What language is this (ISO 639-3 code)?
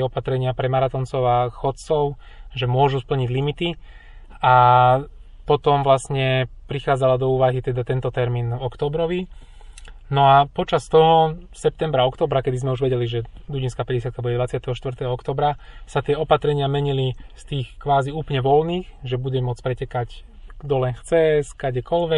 slk